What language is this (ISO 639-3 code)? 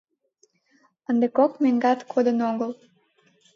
chm